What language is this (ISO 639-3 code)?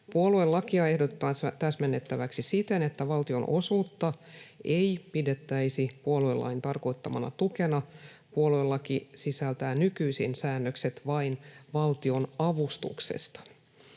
fin